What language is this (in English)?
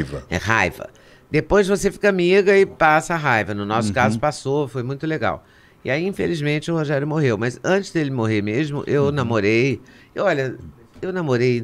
Portuguese